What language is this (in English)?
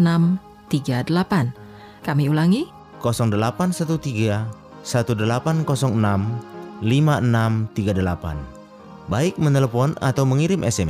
Indonesian